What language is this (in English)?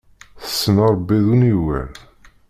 Kabyle